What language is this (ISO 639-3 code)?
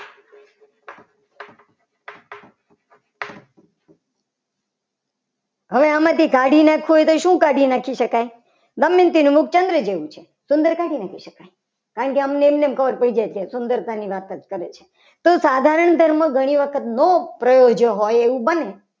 guj